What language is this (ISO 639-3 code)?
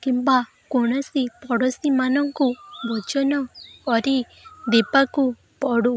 ori